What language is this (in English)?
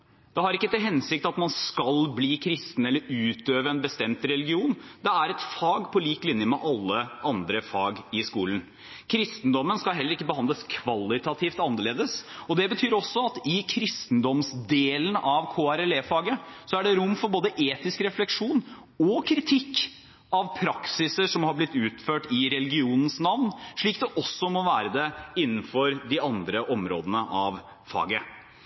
Norwegian Bokmål